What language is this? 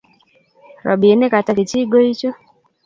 Kalenjin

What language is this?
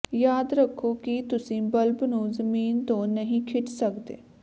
Punjabi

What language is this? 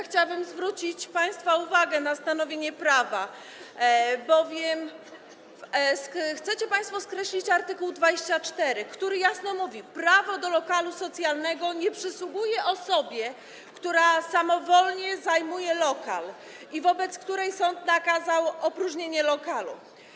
Polish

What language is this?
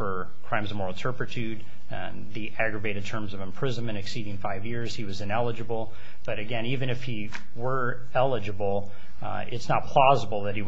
English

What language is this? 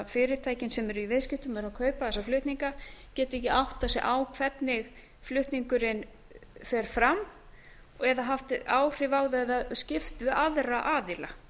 Icelandic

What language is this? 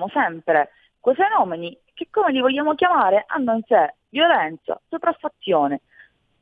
Italian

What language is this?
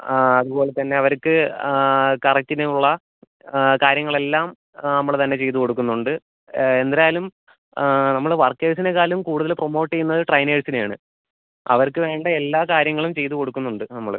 Malayalam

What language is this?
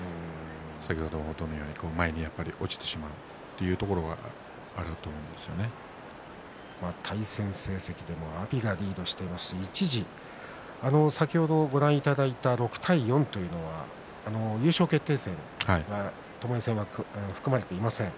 Japanese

